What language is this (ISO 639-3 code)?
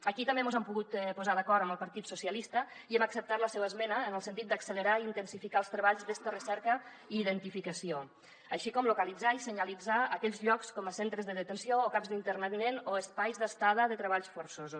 cat